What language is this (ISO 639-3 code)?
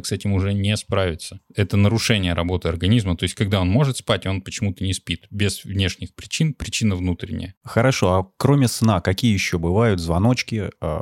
rus